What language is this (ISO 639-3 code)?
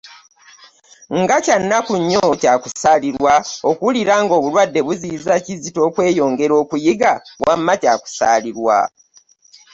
lug